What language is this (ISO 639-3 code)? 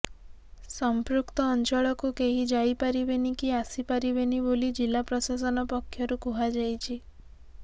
ori